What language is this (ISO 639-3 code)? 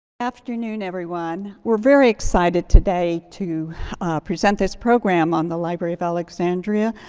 eng